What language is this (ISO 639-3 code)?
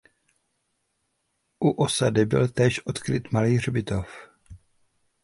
ces